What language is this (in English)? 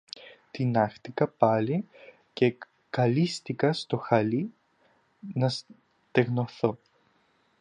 Greek